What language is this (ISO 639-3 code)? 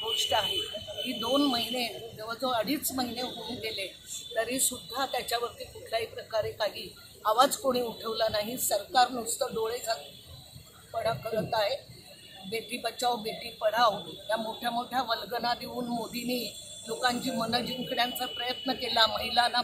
hin